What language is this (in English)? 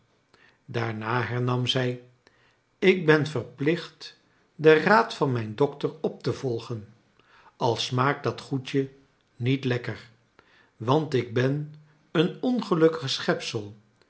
Dutch